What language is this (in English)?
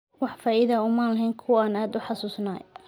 Somali